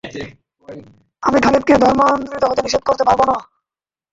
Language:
Bangla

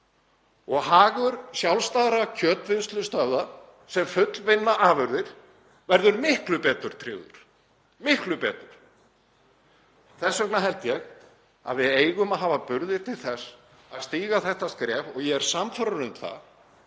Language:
Icelandic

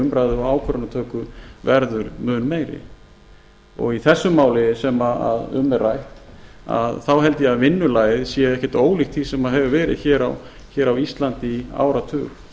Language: Icelandic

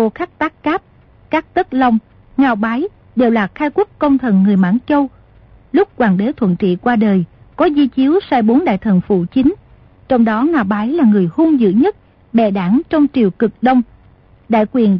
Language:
Vietnamese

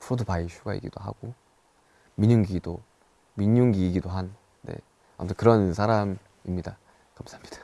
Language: Korean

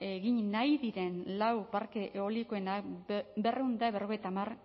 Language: Basque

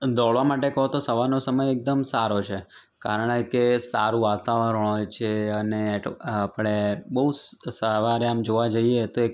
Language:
Gujarati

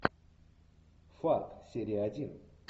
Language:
Russian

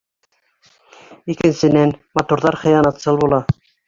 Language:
Bashkir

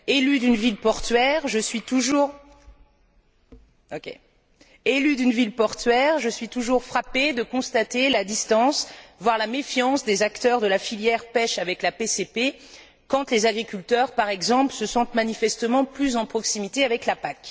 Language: French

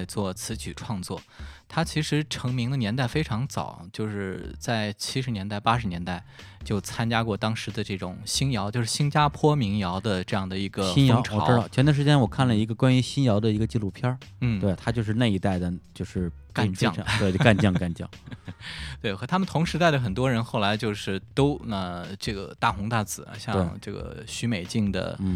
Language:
Chinese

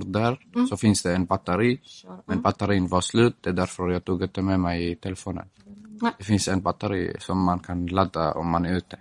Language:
Swedish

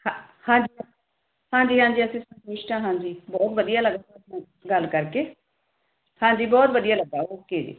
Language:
Punjabi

